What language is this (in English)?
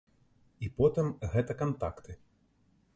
Belarusian